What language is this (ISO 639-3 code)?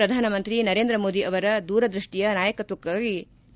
kan